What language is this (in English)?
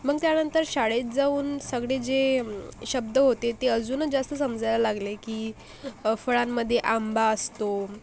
Marathi